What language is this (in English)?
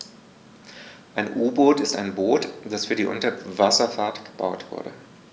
German